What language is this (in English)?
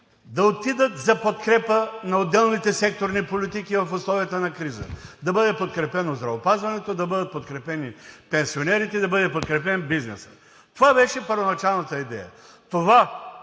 Bulgarian